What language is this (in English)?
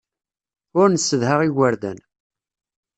Kabyle